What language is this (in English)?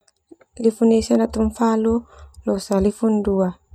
Termanu